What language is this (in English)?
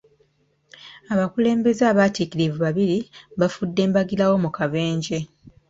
Ganda